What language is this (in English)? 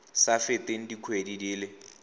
Tswana